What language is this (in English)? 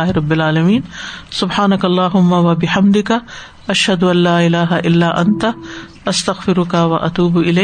Urdu